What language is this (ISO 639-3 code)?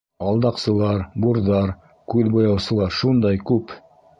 bak